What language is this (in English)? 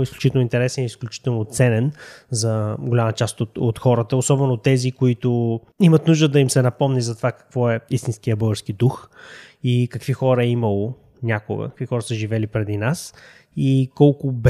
Bulgarian